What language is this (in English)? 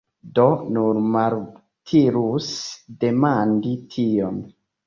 Esperanto